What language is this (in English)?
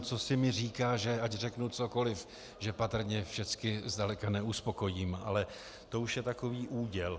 Czech